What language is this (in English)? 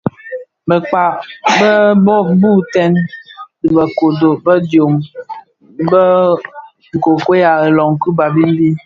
Bafia